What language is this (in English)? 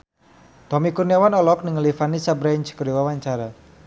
Sundanese